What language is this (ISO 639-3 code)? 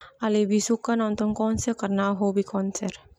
twu